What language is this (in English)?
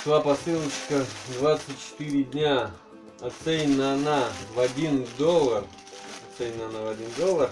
Russian